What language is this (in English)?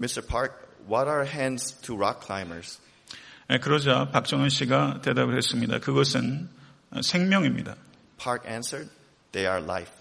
Korean